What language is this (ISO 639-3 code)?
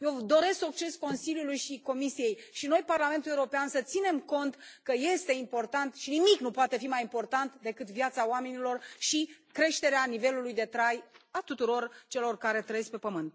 ron